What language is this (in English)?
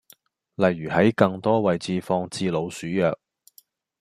Cantonese